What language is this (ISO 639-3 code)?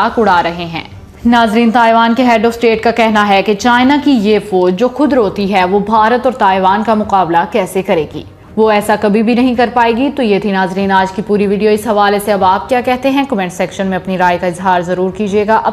hin